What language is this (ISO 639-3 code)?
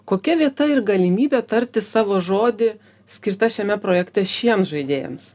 lit